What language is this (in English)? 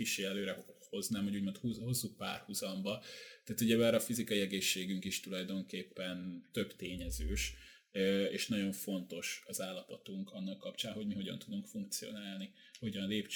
Hungarian